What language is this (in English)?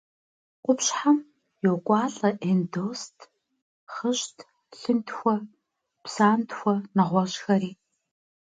Kabardian